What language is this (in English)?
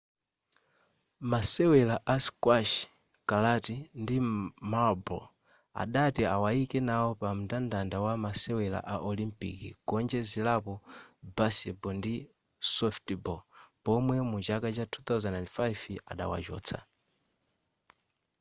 Nyanja